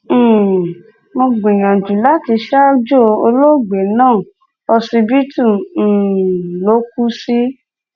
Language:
Yoruba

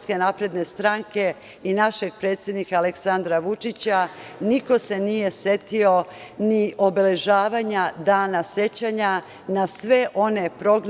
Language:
Serbian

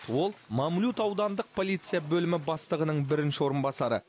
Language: Kazakh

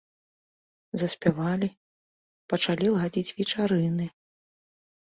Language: Belarusian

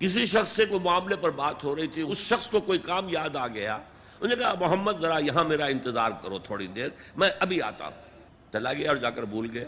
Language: Urdu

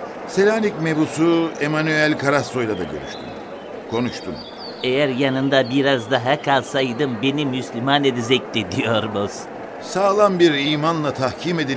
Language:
Turkish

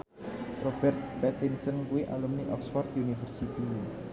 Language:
Javanese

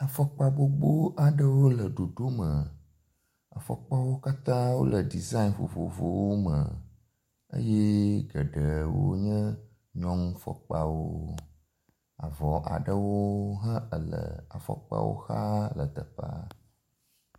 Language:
Ewe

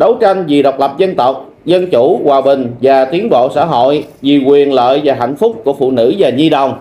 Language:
Vietnamese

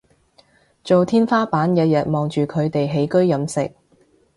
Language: Cantonese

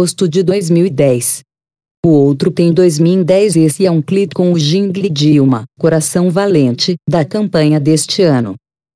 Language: Portuguese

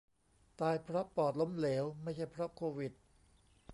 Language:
Thai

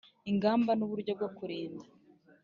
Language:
Kinyarwanda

